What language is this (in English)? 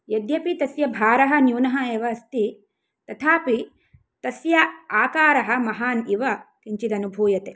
Sanskrit